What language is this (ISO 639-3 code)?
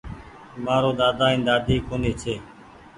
gig